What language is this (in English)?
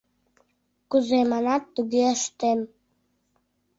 Mari